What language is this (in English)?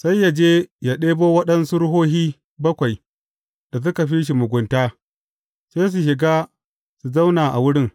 Hausa